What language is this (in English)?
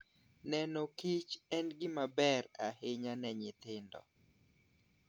Luo (Kenya and Tanzania)